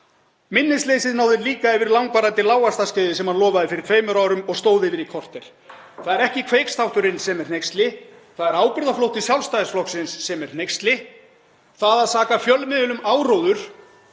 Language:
Icelandic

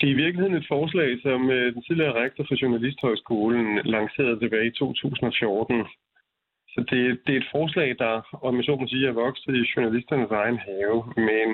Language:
Danish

